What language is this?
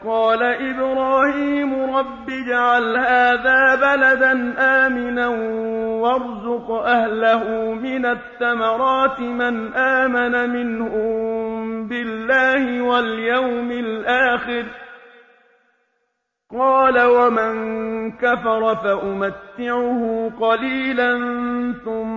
Arabic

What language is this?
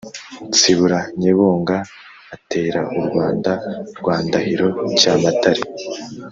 Kinyarwanda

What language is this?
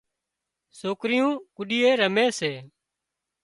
Wadiyara Koli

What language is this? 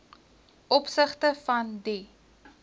Afrikaans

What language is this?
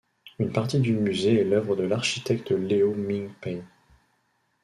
French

